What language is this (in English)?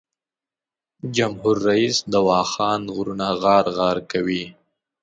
Pashto